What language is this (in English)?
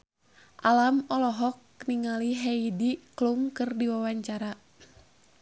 Sundanese